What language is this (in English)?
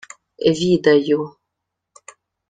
Ukrainian